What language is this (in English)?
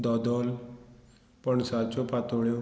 Konkani